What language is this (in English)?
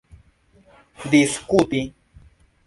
Esperanto